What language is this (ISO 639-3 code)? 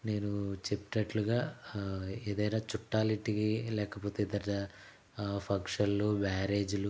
tel